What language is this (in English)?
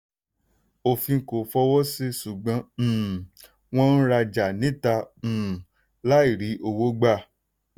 Yoruba